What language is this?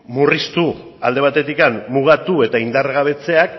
Basque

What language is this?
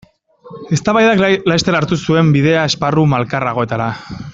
Basque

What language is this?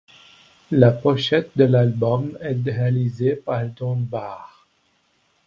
French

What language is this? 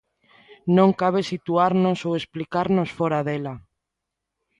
Galician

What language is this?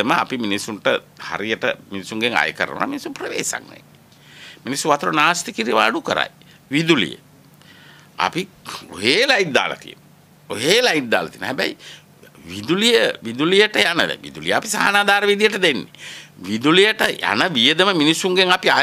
Thai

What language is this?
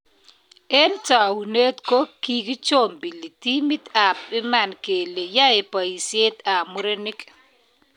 Kalenjin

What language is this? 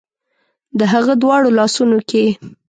Pashto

